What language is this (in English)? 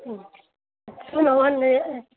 Maithili